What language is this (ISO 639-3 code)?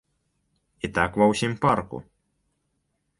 bel